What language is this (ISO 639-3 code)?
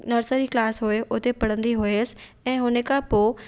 snd